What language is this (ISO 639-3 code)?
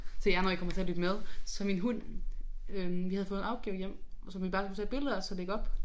dan